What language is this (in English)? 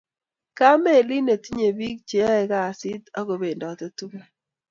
Kalenjin